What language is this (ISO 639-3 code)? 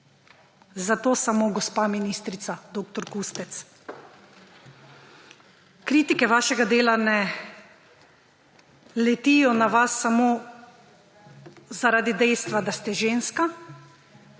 slv